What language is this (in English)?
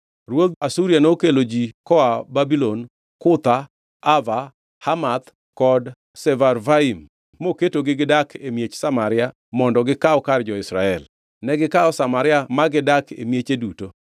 Luo (Kenya and Tanzania)